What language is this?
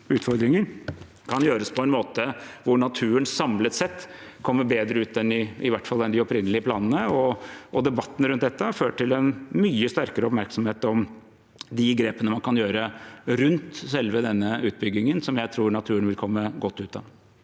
Norwegian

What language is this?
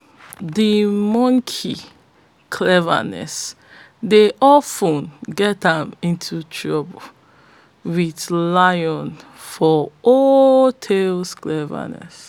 Nigerian Pidgin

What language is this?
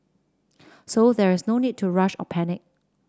English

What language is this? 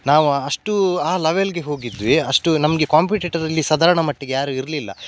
Kannada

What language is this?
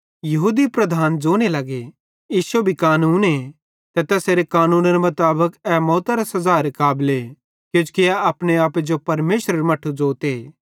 Bhadrawahi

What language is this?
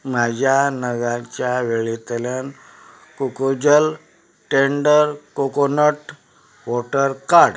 Konkani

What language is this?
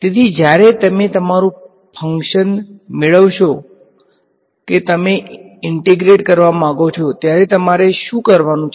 Gujarati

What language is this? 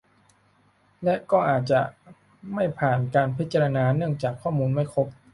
Thai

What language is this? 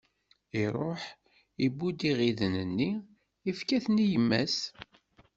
Kabyle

